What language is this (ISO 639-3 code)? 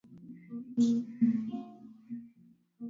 swa